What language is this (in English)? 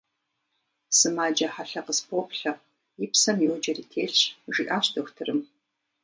Kabardian